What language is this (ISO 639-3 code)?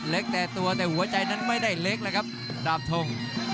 tha